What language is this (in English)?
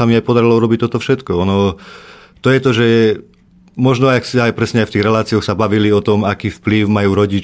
Slovak